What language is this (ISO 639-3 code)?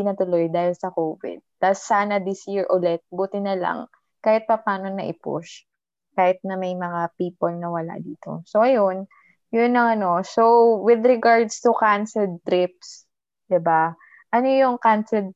fil